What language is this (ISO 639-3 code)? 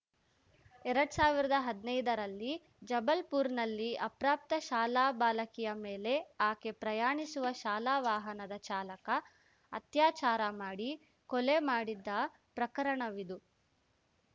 kan